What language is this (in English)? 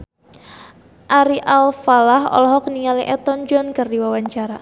Sundanese